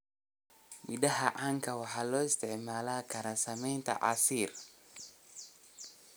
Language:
Somali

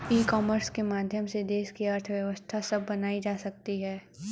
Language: Hindi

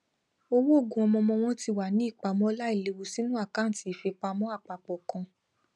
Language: Yoruba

